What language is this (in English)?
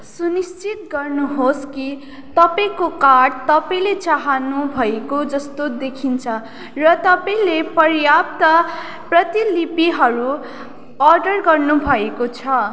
Nepali